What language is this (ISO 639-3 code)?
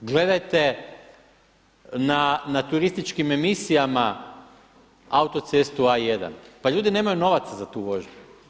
hrv